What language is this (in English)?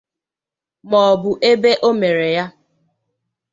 Igbo